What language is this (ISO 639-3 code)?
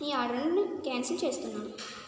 tel